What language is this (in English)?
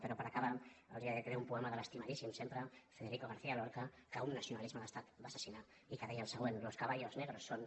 Catalan